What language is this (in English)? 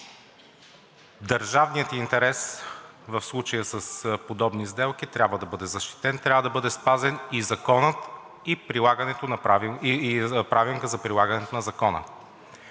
Bulgarian